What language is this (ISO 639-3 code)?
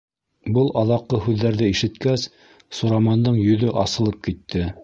bak